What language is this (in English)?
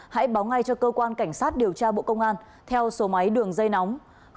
Vietnamese